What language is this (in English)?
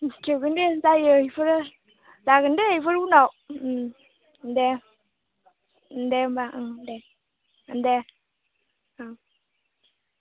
Bodo